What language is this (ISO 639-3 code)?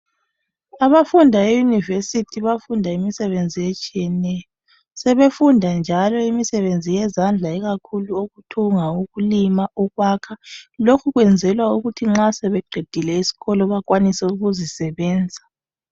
nde